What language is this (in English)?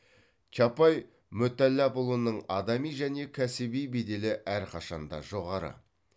Kazakh